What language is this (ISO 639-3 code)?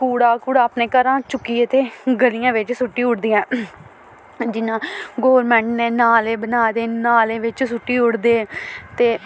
doi